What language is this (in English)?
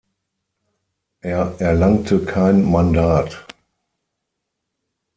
German